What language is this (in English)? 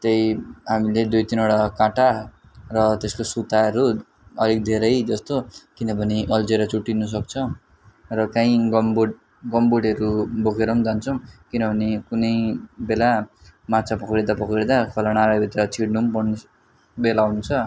Nepali